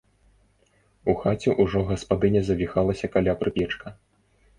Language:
Belarusian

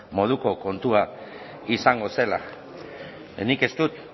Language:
Basque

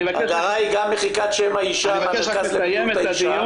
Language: Hebrew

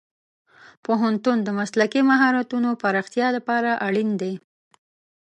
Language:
Pashto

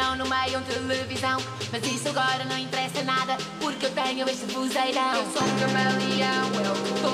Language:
Portuguese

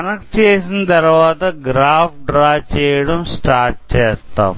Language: Telugu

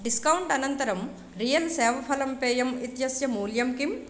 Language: Sanskrit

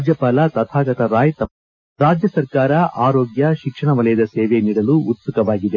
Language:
Kannada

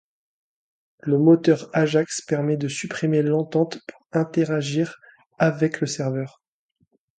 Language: French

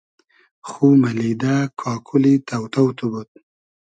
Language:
Hazaragi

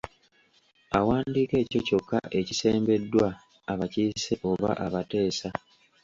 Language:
Ganda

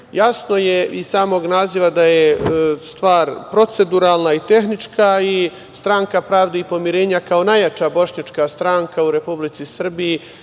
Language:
Serbian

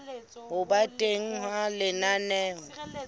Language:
Southern Sotho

